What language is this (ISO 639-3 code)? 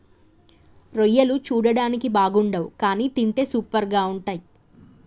tel